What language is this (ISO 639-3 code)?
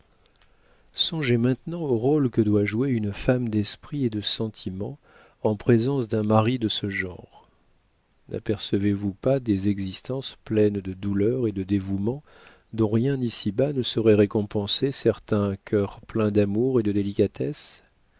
fra